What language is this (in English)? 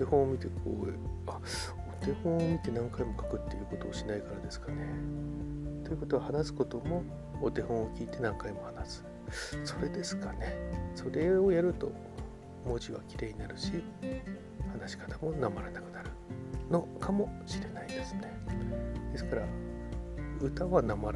Japanese